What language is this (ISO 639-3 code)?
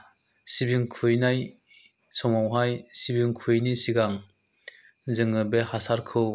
brx